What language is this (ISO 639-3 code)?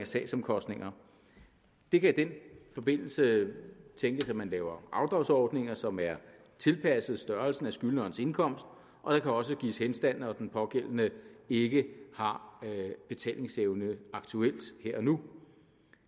dan